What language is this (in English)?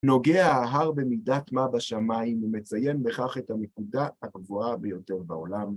Hebrew